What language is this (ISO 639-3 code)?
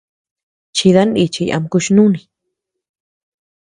cux